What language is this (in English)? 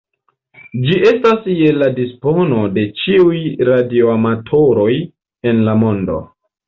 Esperanto